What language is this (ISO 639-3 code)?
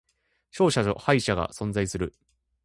jpn